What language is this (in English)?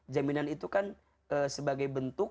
Indonesian